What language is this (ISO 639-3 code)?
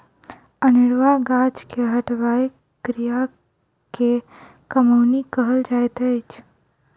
mai